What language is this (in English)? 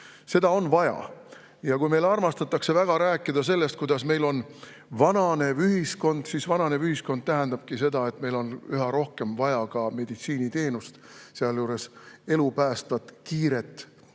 Estonian